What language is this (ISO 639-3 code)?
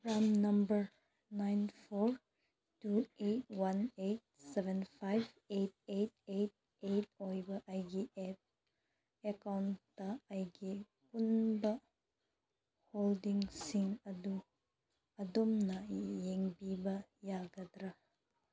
mni